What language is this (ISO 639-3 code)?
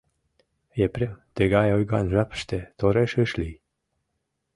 chm